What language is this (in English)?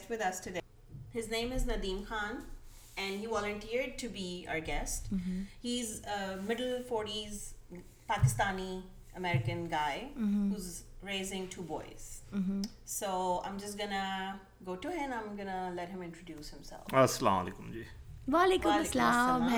Urdu